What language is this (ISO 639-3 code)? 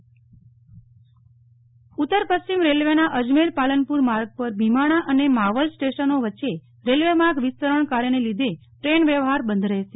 guj